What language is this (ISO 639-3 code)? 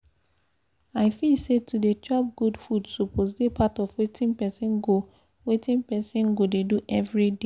pcm